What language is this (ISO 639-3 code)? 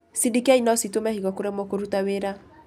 kik